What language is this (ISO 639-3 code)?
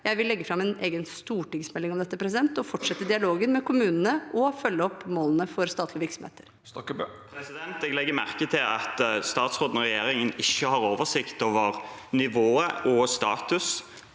nor